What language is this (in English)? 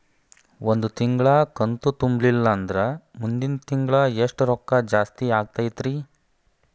Kannada